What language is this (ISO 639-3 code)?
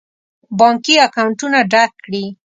pus